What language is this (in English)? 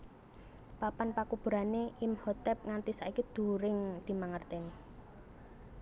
Javanese